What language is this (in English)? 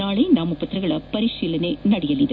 Kannada